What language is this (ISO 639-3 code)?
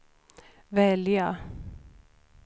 swe